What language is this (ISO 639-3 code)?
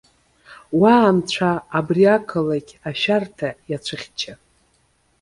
abk